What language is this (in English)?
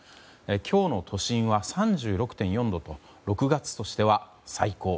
Japanese